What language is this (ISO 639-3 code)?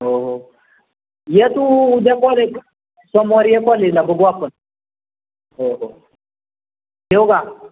mar